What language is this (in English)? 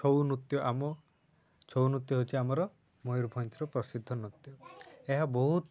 Odia